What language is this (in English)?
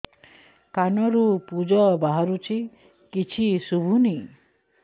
Odia